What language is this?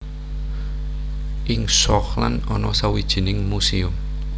Javanese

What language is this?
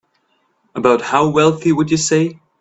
English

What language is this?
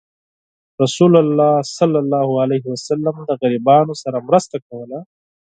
Pashto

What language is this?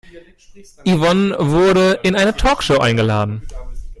German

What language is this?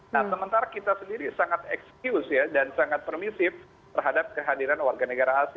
Indonesian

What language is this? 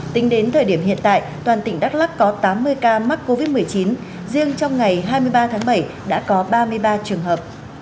Vietnamese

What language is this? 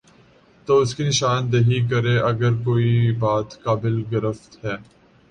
Urdu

